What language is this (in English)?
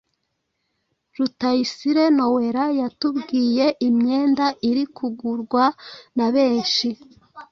Kinyarwanda